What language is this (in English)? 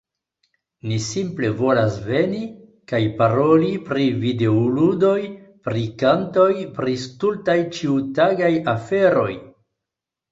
Esperanto